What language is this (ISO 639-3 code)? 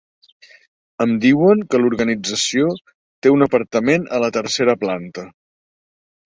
cat